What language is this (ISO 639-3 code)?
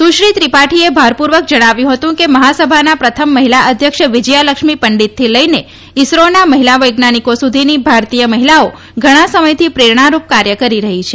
guj